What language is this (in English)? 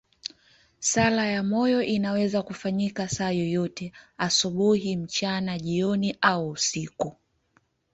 Swahili